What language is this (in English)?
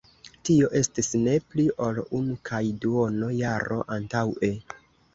Esperanto